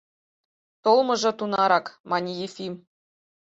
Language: Mari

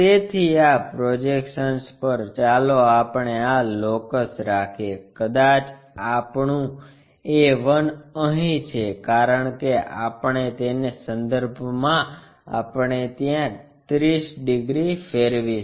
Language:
Gujarati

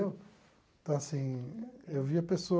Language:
Portuguese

